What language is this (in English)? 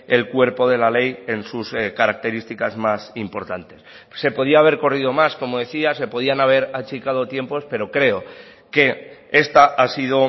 Spanish